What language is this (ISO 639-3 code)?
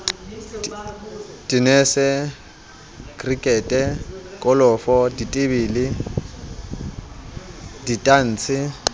sot